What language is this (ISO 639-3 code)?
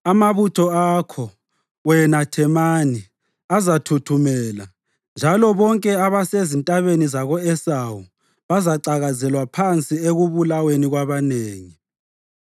nde